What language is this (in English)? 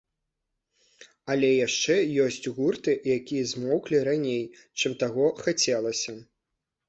Belarusian